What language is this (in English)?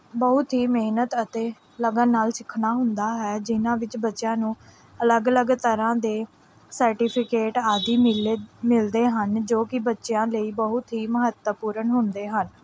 Punjabi